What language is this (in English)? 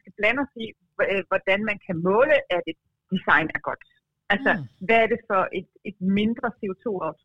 Danish